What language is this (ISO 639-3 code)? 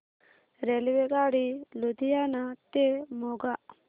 mar